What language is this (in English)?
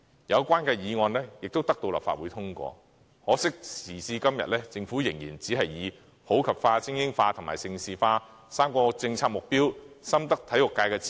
Cantonese